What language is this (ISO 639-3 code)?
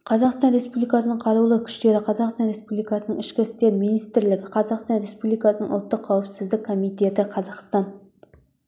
kaz